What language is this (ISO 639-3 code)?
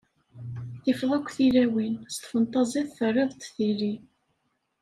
kab